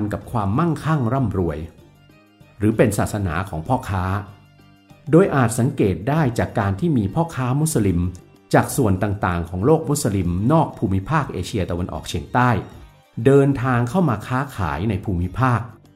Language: Thai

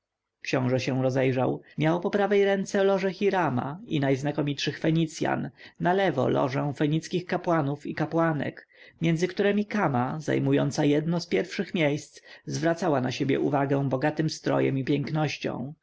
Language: Polish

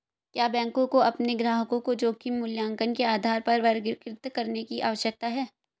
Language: Hindi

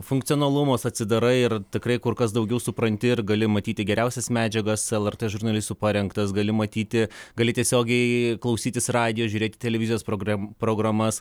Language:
Lithuanian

